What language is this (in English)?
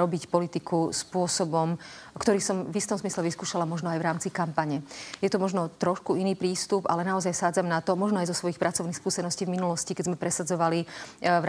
Slovak